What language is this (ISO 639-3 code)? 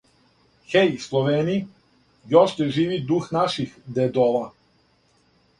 srp